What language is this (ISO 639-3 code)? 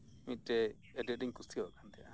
sat